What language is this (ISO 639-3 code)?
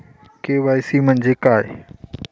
mar